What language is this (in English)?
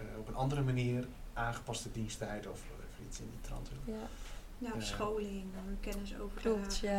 Dutch